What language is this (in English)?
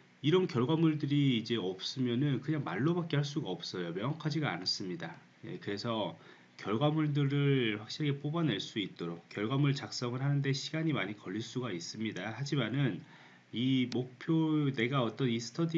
Korean